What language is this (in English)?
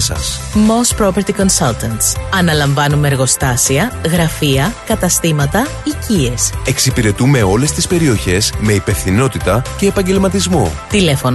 Greek